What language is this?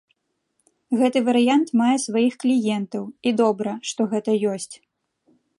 Belarusian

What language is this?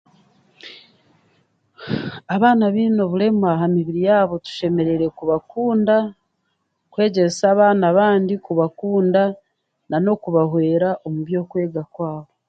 Chiga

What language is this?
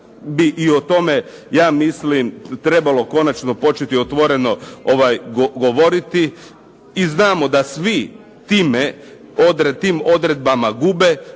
Croatian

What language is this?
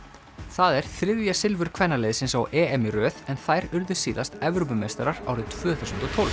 Icelandic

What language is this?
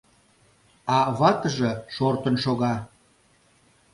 Mari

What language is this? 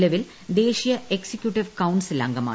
Malayalam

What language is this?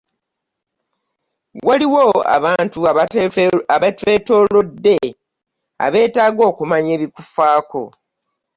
Ganda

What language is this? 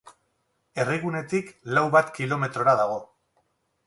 Basque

